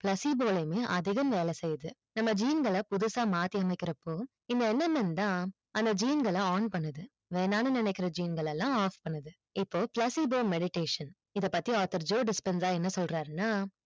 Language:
Tamil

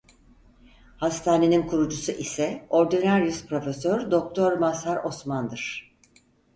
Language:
Turkish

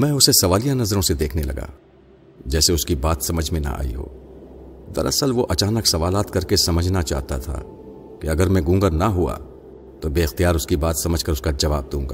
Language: Urdu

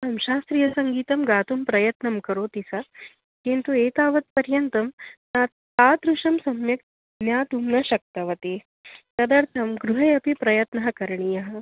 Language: Sanskrit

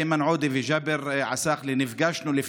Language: Hebrew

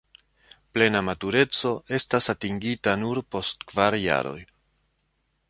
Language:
Esperanto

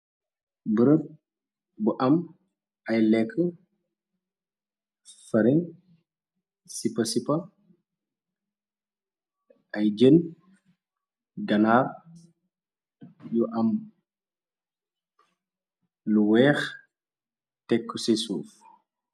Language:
Wolof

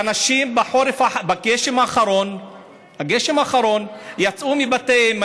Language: Hebrew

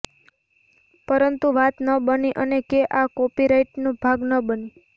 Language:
Gujarati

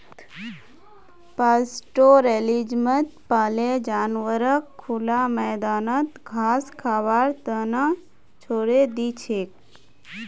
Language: Magahi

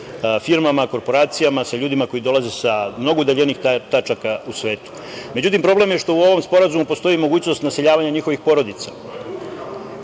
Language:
Serbian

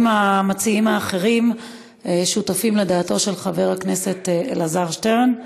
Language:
Hebrew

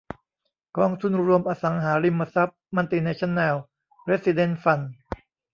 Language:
Thai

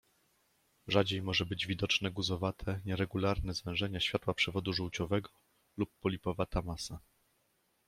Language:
Polish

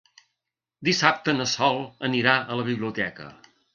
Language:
Catalan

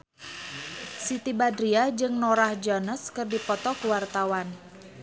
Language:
Sundanese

